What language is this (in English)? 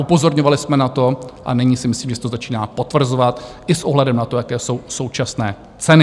Czech